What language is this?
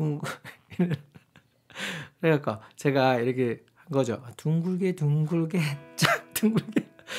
Korean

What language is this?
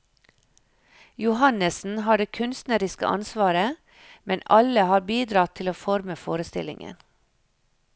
Norwegian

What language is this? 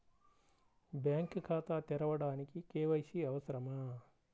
Telugu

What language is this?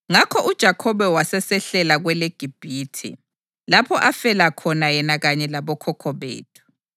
North Ndebele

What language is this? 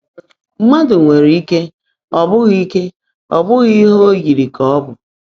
Igbo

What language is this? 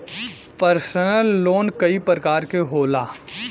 Bhojpuri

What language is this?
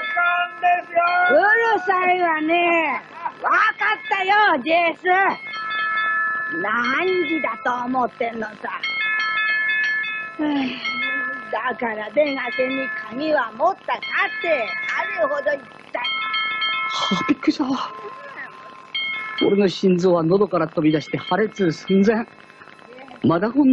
Japanese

